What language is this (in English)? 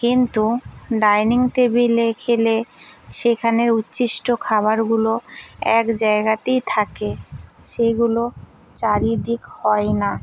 Bangla